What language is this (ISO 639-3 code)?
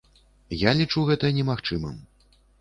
bel